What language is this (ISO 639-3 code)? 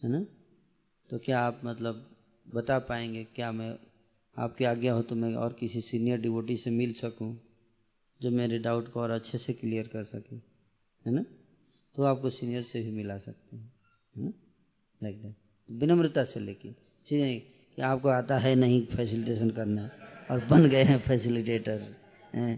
hin